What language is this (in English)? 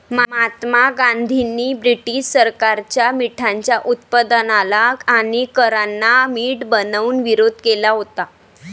Marathi